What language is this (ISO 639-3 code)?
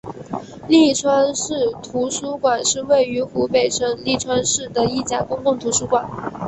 zho